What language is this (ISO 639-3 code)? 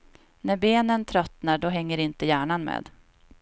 swe